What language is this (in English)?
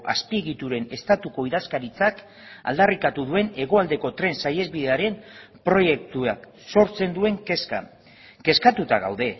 Basque